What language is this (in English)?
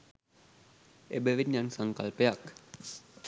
Sinhala